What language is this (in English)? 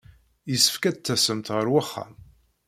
Kabyle